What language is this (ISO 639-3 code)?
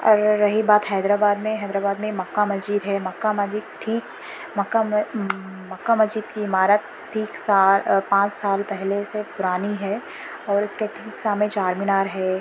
urd